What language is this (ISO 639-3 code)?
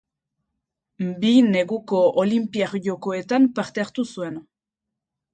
eus